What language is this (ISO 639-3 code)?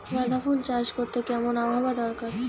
ben